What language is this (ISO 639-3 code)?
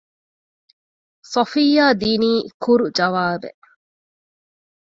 div